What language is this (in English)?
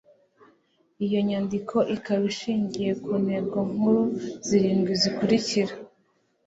Kinyarwanda